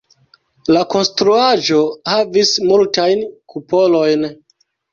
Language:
Esperanto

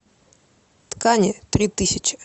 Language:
Russian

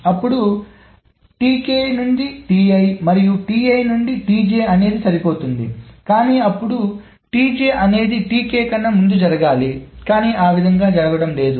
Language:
Telugu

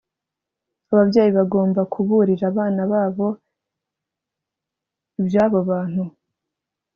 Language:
Kinyarwanda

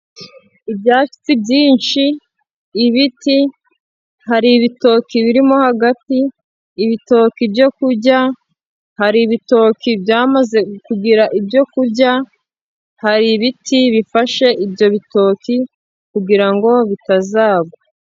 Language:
Kinyarwanda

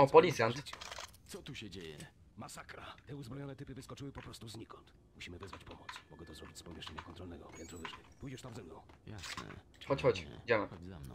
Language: Polish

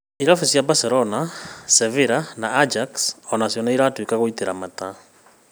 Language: Kikuyu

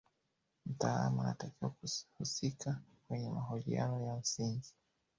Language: Swahili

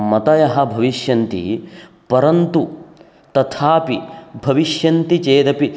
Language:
Sanskrit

